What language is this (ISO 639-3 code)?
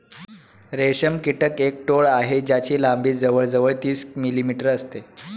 mar